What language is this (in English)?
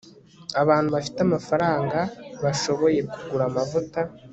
Kinyarwanda